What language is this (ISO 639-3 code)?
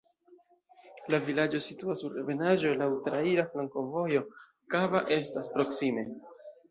epo